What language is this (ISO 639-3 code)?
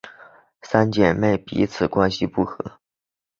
zho